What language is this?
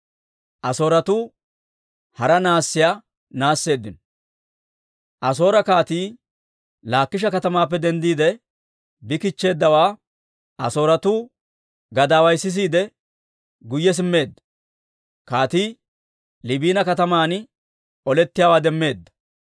Dawro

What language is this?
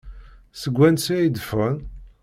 Kabyle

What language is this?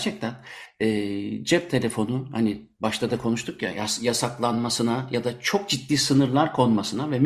Turkish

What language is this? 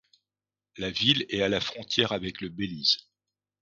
French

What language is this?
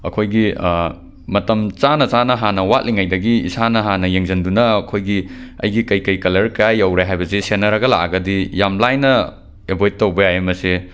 Manipuri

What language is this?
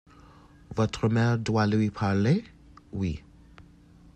French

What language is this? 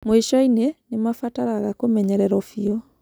Kikuyu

